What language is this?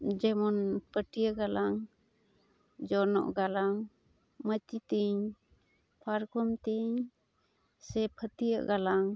Santali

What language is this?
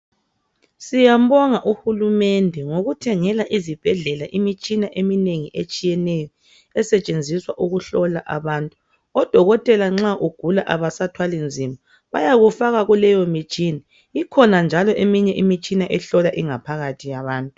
North Ndebele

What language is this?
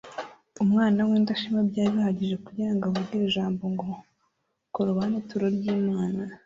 Kinyarwanda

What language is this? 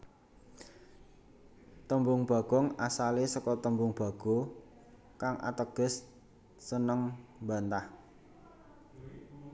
Javanese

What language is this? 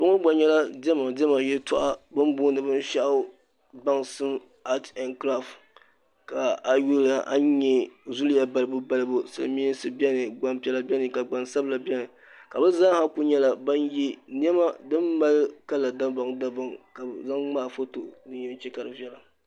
Dagbani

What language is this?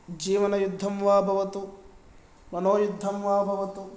Sanskrit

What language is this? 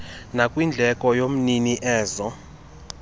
Xhosa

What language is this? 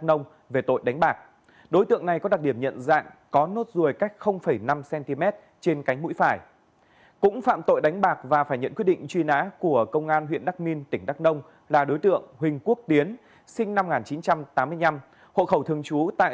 Vietnamese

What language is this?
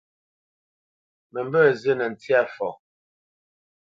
Bamenyam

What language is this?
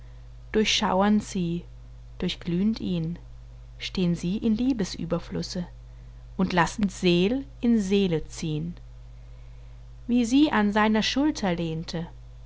German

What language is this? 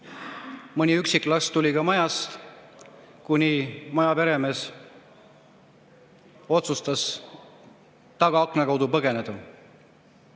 Estonian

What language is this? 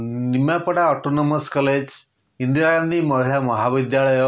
Odia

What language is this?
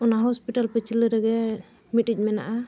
Santali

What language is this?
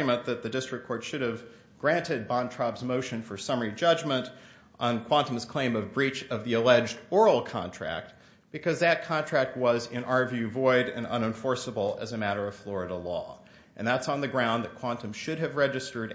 English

